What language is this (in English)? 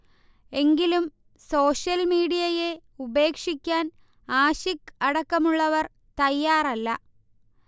Malayalam